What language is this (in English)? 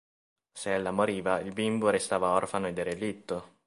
Italian